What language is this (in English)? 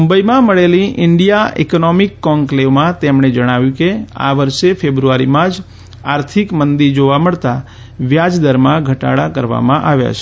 Gujarati